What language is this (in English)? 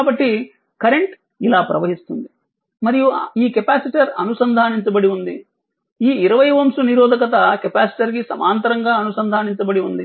Telugu